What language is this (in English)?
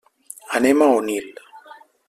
Catalan